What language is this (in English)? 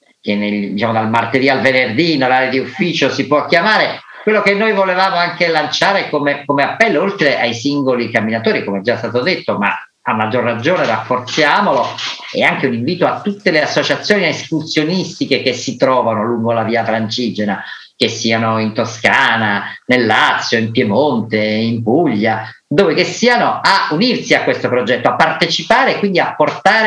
Italian